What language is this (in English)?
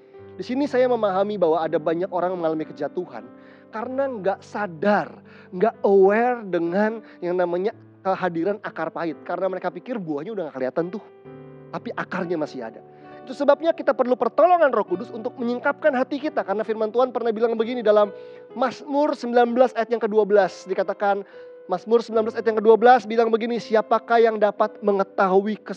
Indonesian